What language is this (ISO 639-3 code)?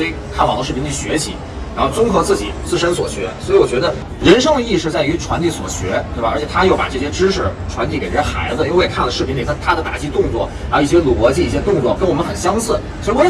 zho